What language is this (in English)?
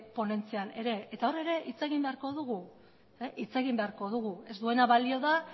Basque